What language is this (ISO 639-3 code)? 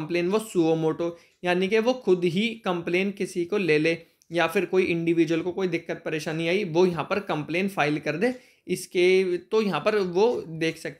hin